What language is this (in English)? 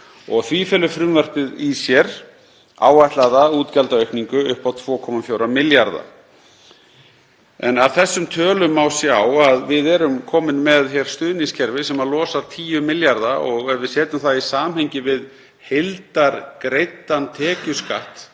Icelandic